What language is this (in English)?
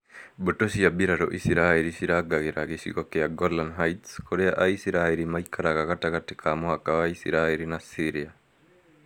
Kikuyu